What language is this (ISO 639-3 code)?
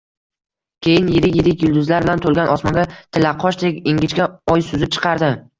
uzb